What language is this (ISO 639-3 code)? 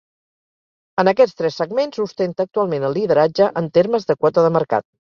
cat